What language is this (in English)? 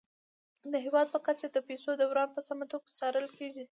Pashto